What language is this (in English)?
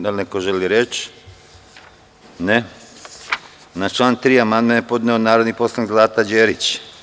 Serbian